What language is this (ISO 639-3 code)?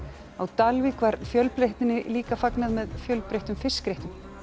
isl